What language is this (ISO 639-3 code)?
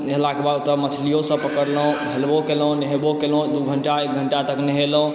mai